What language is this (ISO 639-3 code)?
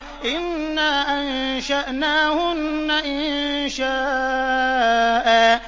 ara